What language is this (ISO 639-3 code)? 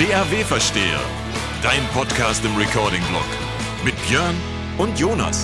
deu